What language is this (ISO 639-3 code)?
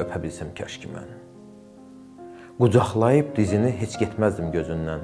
tur